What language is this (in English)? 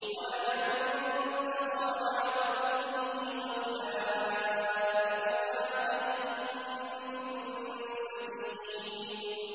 Arabic